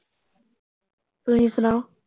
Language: Punjabi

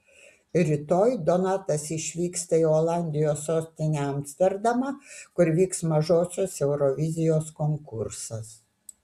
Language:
Lithuanian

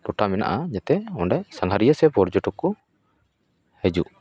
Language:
Santali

